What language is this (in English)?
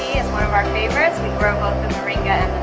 English